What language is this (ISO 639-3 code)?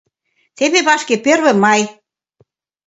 chm